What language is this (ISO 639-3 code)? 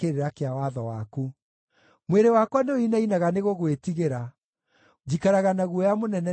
kik